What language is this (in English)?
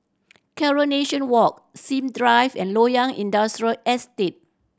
English